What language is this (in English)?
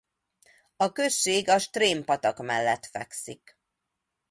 Hungarian